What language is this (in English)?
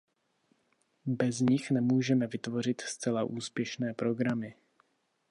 Czech